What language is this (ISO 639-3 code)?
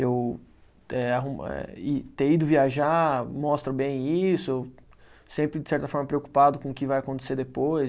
por